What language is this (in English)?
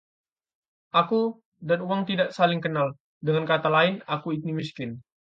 Indonesian